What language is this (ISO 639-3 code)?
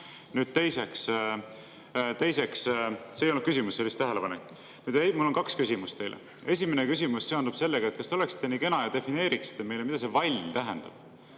est